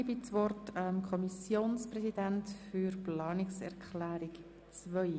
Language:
Swiss German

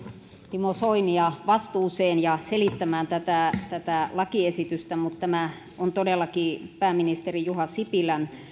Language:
Finnish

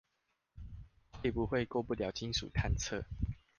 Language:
Chinese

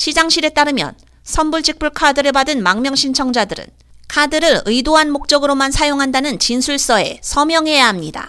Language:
Korean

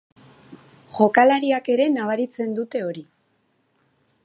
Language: Basque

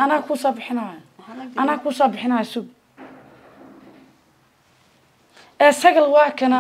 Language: Arabic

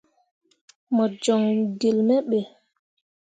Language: Mundang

